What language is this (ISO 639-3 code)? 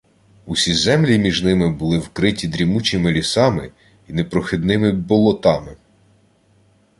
ukr